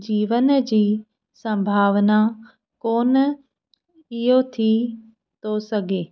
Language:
Sindhi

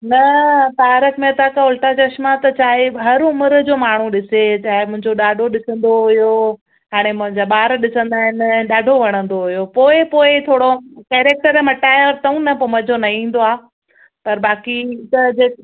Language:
Sindhi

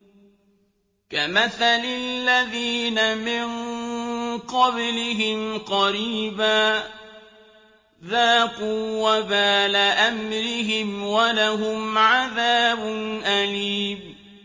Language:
Arabic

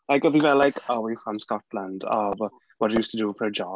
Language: Welsh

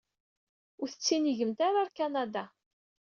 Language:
Kabyle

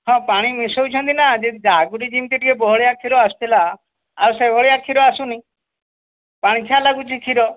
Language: Odia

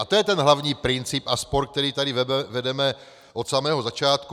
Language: Czech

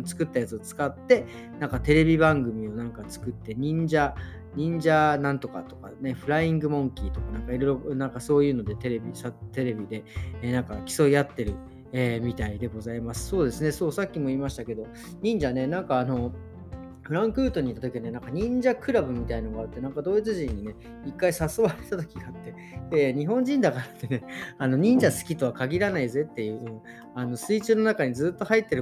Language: Japanese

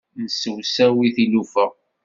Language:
Kabyle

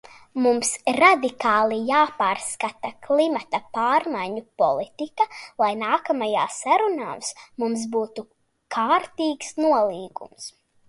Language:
Latvian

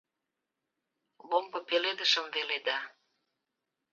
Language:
Mari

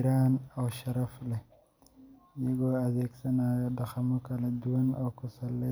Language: Somali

